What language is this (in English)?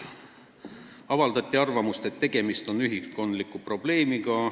Estonian